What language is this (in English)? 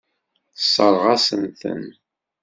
Kabyle